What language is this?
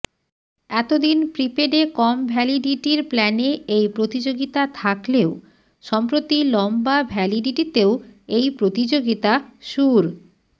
Bangla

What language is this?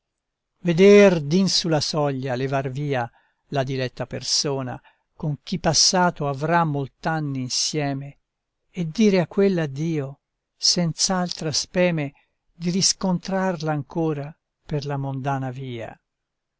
Italian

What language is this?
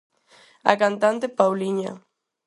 Galician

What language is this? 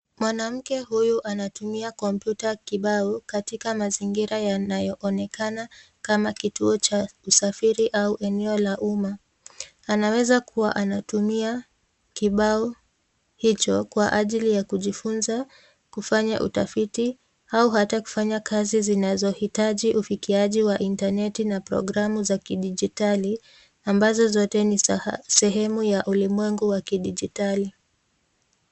Swahili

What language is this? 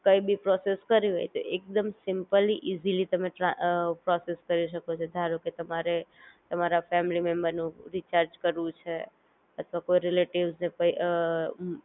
Gujarati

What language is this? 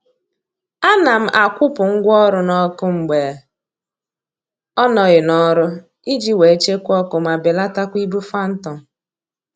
Igbo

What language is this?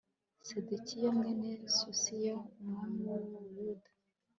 Kinyarwanda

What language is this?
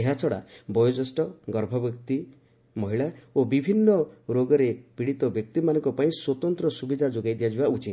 Odia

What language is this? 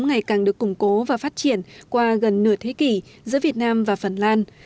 Vietnamese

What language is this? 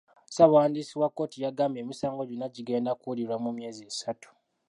Ganda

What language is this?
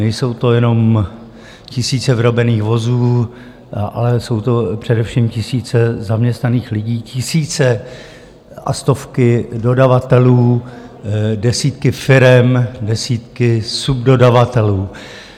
Czech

